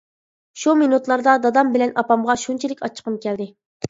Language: Uyghur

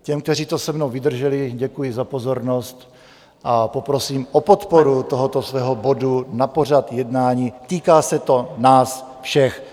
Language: Czech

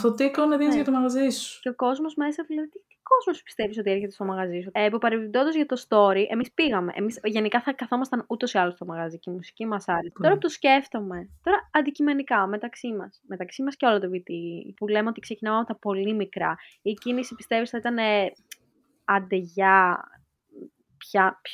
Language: Greek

